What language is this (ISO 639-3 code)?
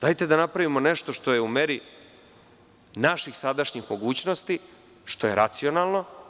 srp